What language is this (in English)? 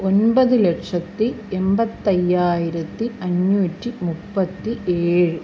Malayalam